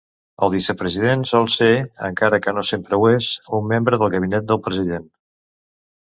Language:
Catalan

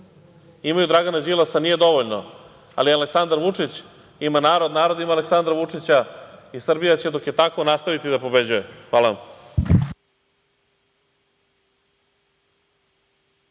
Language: Serbian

